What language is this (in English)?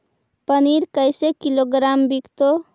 Magahi